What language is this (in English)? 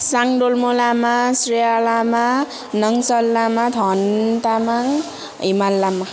Nepali